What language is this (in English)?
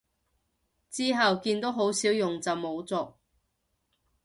Cantonese